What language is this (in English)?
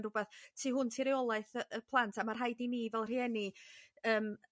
Welsh